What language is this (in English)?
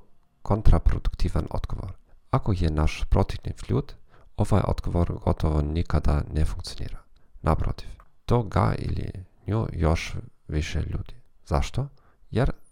Croatian